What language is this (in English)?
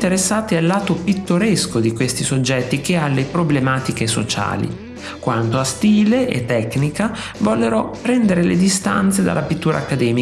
Italian